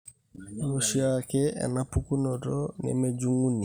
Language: Masai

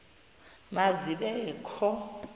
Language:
Xhosa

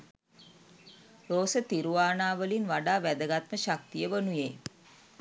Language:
Sinhala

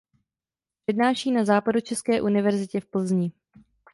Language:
Czech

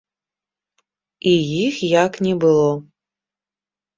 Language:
Belarusian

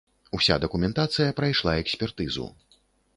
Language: Belarusian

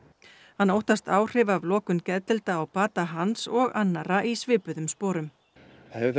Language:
Icelandic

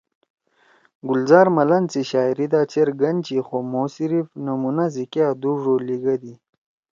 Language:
Torwali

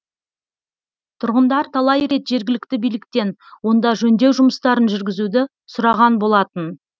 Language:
Kazakh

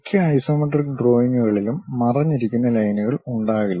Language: Malayalam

